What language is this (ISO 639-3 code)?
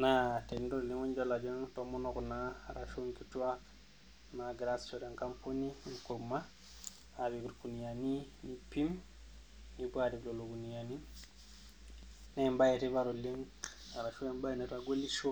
mas